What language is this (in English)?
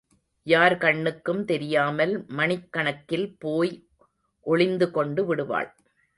Tamil